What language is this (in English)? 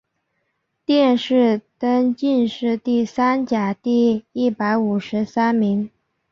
Chinese